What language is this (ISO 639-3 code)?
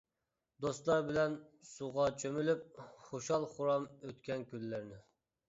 uig